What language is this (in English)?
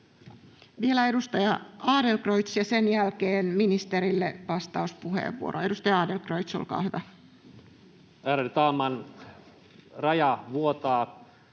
Finnish